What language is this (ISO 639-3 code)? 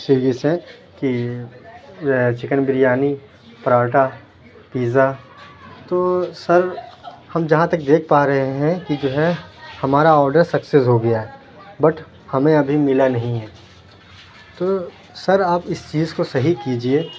urd